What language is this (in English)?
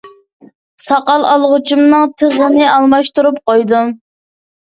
Uyghur